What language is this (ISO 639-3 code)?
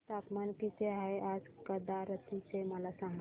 mar